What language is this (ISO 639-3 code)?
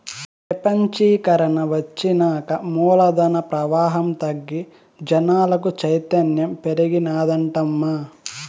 tel